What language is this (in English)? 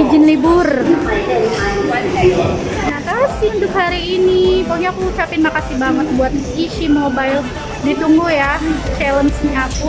Indonesian